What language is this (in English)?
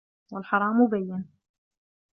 Arabic